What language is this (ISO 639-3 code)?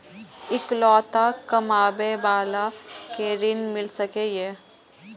mai